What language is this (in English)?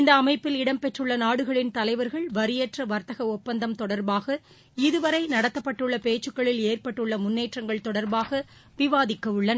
Tamil